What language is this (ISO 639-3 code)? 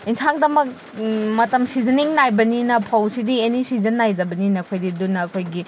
mni